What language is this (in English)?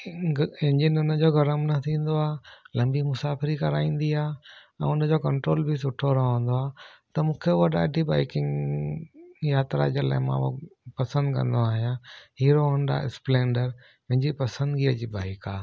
Sindhi